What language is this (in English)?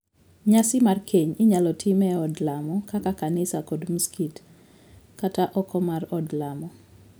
Luo (Kenya and Tanzania)